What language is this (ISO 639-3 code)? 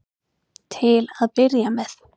isl